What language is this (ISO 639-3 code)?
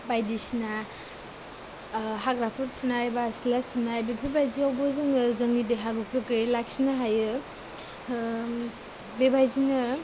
brx